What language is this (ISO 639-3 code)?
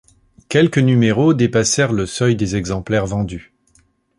fra